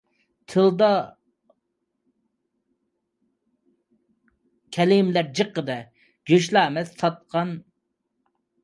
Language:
Uyghur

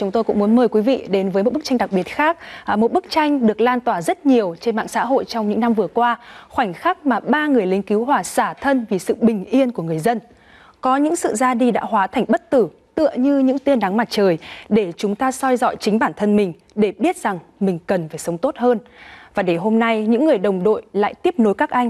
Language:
Vietnamese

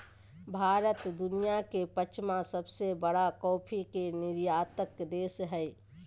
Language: Magahi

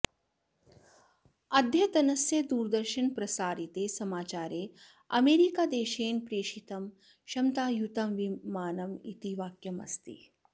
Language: Sanskrit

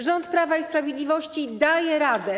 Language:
Polish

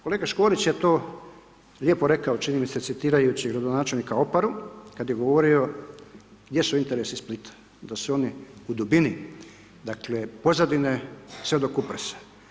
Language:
Croatian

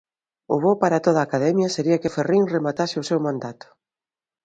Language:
Galician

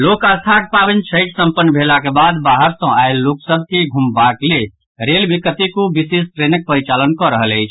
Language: Maithili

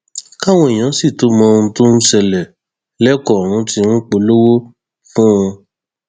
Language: Yoruba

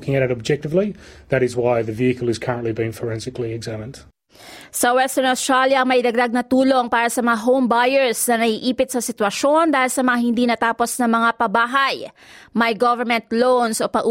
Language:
Filipino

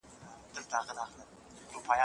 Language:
Pashto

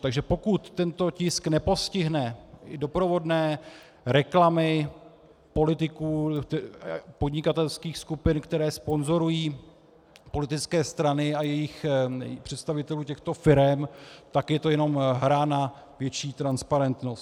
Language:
Czech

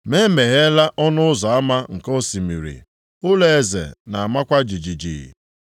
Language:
Igbo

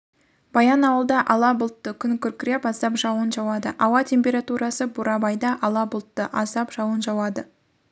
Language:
Kazakh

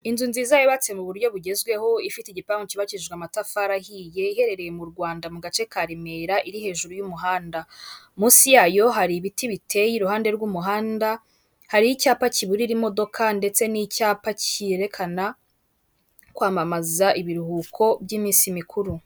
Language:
Kinyarwanda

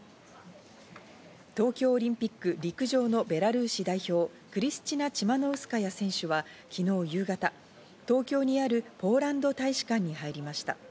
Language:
Japanese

